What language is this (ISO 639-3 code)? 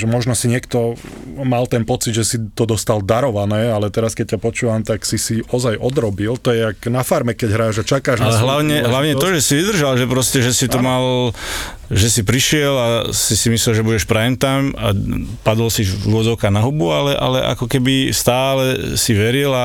slk